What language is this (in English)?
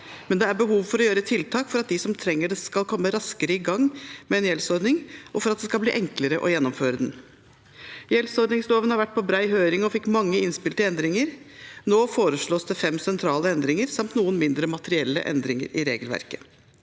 Norwegian